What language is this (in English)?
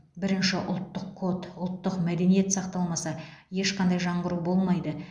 Kazakh